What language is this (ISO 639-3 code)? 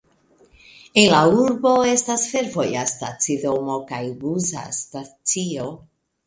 epo